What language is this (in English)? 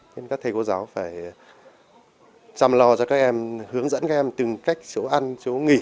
Vietnamese